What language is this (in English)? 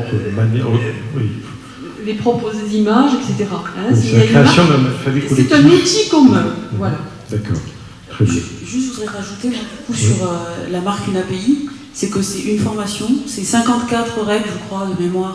French